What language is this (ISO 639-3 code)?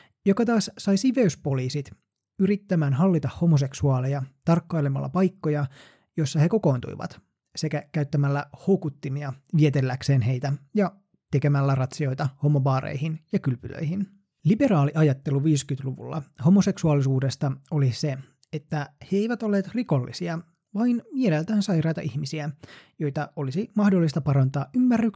fin